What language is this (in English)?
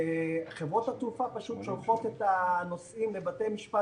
Hebrew